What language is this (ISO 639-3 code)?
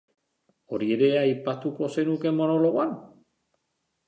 eus